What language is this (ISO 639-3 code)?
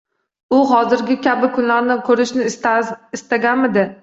uzb